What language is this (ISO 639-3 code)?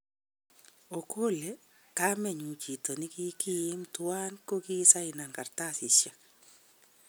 kln